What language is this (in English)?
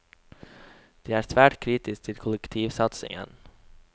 Norwegian